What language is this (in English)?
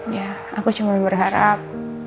Indonesian